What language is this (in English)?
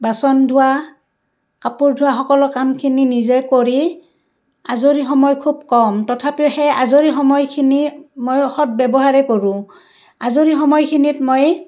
Assamese